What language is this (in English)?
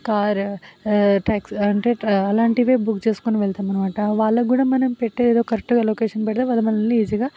Telugu